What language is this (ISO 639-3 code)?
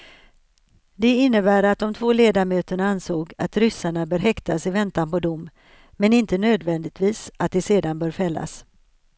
swe